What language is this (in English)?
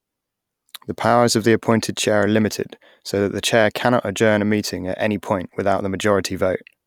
English